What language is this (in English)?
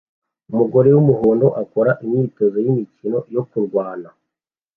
Kinyarwanda